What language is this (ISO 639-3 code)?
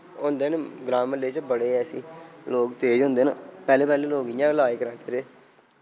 doi